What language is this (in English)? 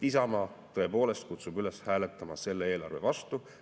Estonian